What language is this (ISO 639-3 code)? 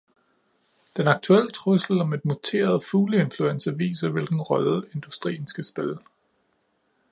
dan